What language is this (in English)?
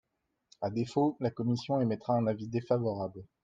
French